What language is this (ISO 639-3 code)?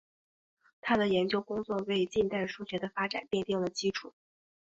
zho